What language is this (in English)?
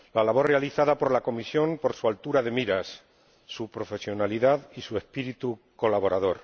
Spanish